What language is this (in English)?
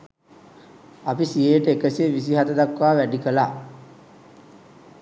Sinhala